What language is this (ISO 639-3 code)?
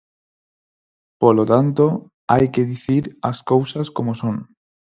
glg